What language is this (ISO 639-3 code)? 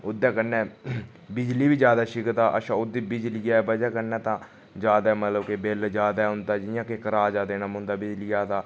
doi